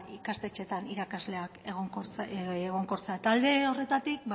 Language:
Basque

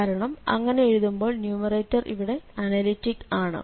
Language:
Malayalam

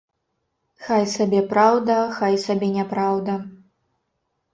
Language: Belarusian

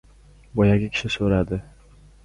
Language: Uzbek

